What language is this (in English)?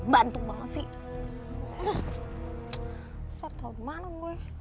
Indonesian